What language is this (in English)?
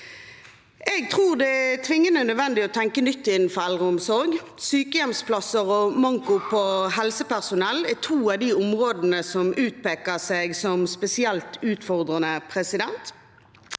Norwegian